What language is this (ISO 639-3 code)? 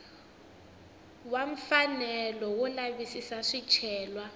tso